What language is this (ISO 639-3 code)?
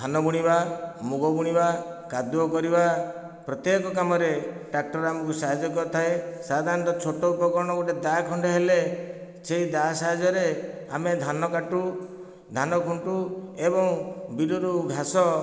ori